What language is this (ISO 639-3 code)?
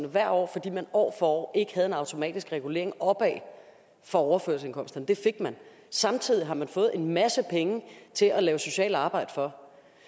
dan